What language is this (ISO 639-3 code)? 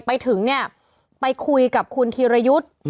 tha